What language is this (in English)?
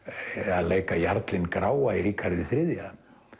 Icelandic